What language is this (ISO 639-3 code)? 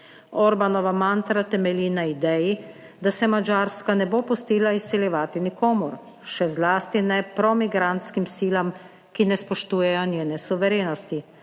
slv